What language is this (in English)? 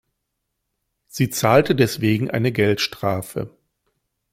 German